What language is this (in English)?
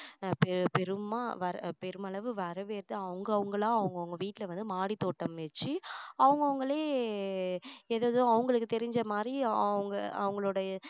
Tamil